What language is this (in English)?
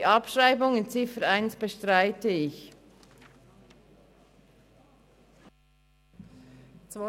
Swiss German